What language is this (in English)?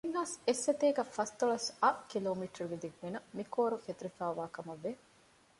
Divehi